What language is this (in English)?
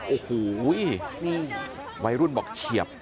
Thai